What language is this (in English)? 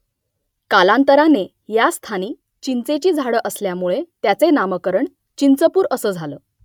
Marathi